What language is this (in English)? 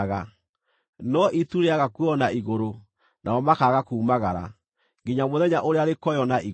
Kikuyu